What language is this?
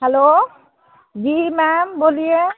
Hindi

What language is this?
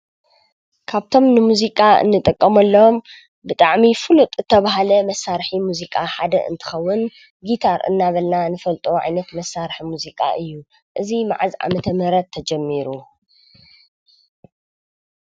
Tigrinya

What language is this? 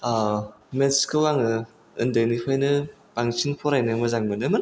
Bodo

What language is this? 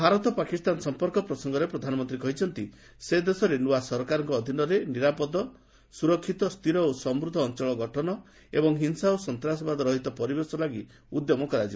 Odia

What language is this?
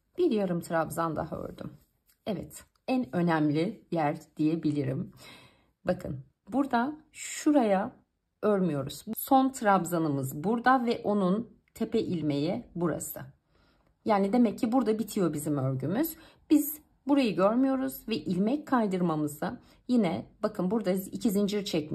Turkish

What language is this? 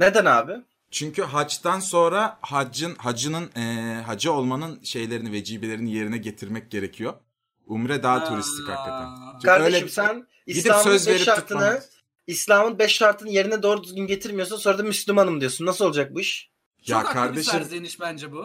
Turkish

